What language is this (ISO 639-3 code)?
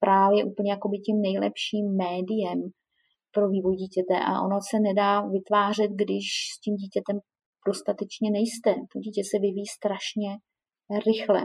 ces